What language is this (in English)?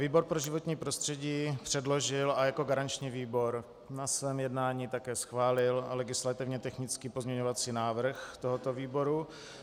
Czech